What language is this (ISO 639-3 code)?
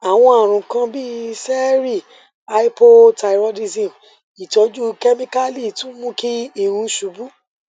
yor